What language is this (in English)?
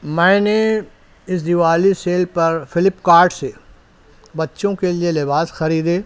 Urdu